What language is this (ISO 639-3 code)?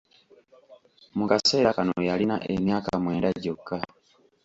lug